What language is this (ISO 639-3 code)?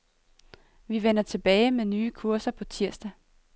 dan